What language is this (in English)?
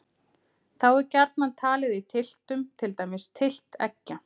Icelandic